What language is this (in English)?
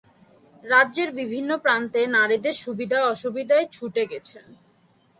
Bangla